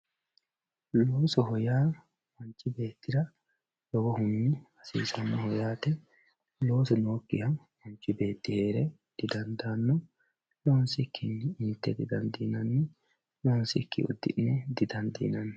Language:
Sidamo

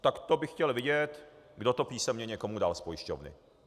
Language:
Czech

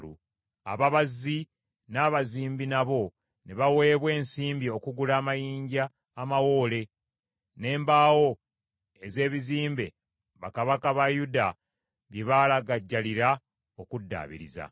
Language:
Ganda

